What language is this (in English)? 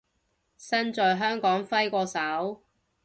Cantonese